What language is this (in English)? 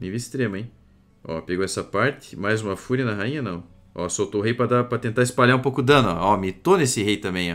Portuguese